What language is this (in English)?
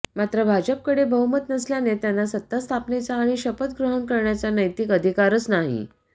Marathi